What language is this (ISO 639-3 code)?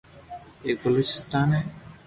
lrk